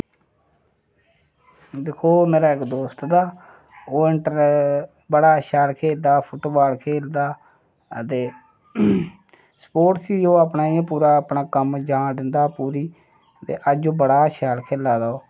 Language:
Dogri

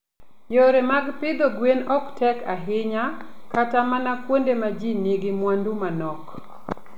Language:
Luo (Kenya and Tanzania)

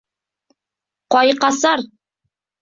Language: Bashkir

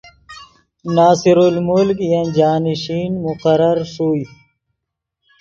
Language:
Yidgha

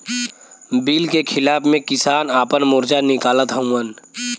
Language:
Bhojpuri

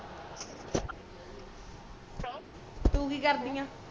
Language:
Punjabi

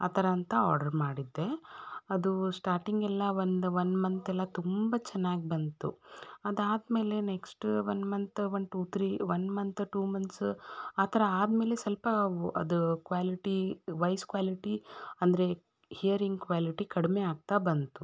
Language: Kannada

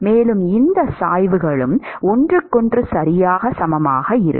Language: Tamil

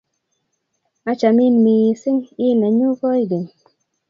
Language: Kalenjin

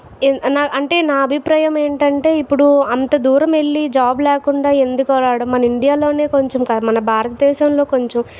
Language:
Telugu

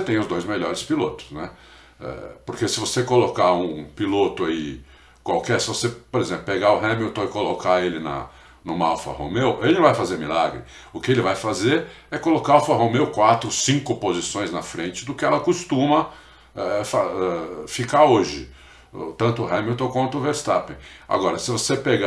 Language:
Portuguese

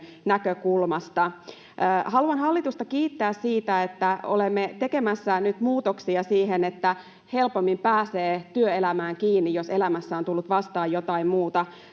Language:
Finnish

